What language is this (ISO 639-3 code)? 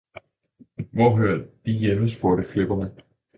dan